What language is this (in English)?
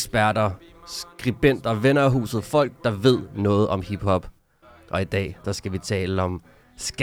Danish